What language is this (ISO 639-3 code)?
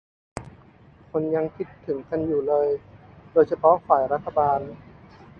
tha